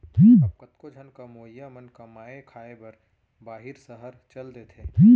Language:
Chhattisgarhi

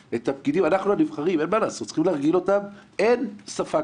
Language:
Hebrew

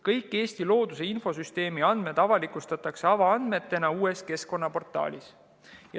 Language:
Estonian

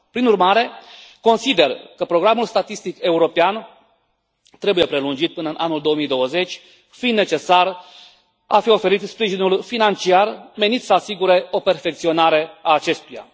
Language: Romanian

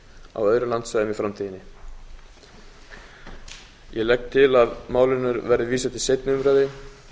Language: Icelandic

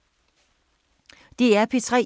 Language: Danish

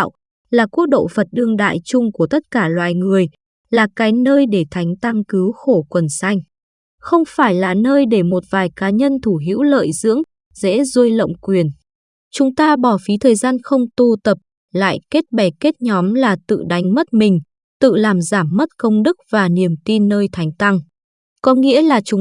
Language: Vietnamese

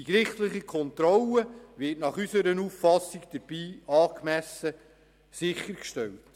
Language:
Swiss German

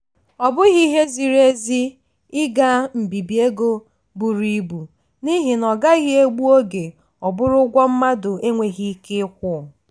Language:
Igbo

